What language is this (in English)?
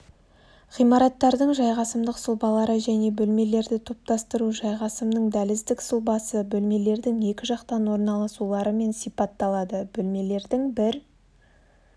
Kazakh